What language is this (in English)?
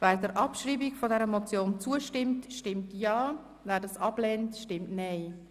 Swiss German